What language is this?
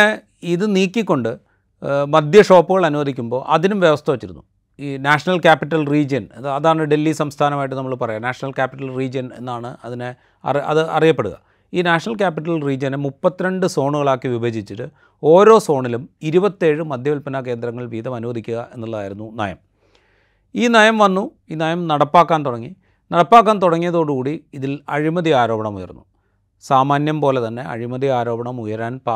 Malayalam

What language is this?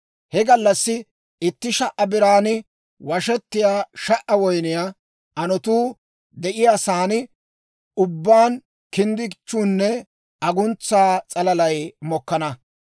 Dawro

